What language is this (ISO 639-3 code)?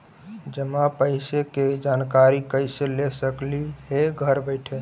mag